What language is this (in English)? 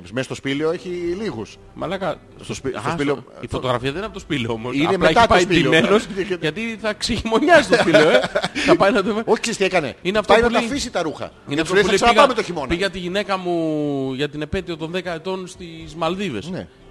Greek